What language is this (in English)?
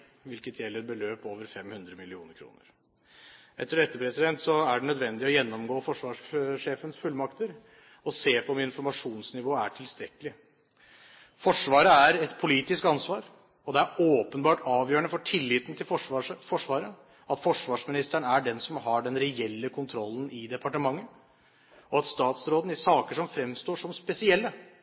Norwegian Bokmål